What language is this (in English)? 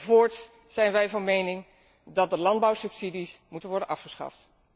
Dutch